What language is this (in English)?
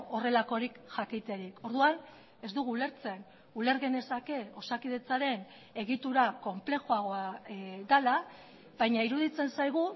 Basque